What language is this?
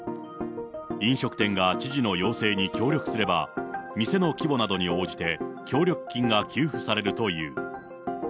Japanese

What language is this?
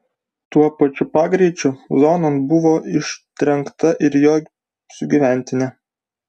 Lithuanian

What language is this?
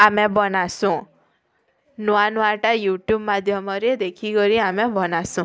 Odia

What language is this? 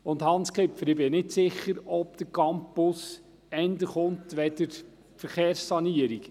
Swiss German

